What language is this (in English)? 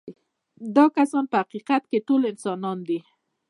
Pashto